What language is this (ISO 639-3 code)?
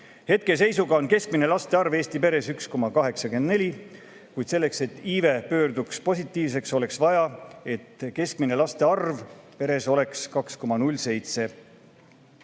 est